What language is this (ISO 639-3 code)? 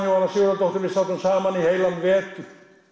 isl